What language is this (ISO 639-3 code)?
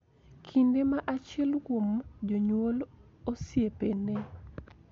luo